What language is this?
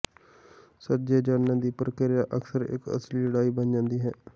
Punjabi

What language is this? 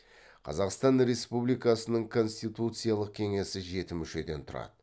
Kazakh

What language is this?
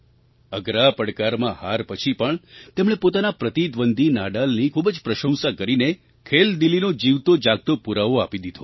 Gujarati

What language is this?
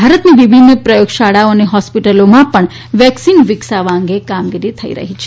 Gujarati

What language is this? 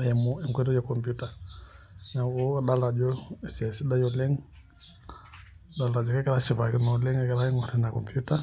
Masai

